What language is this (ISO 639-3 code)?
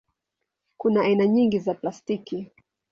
swa